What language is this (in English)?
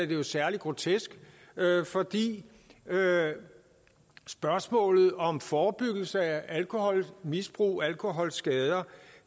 Danish